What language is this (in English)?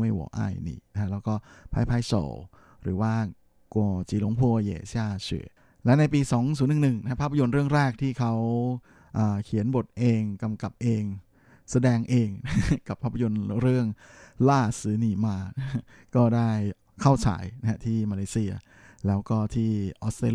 Thai